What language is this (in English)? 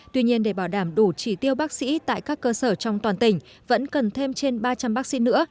Vietnamese